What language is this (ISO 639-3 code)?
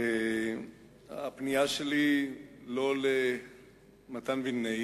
heb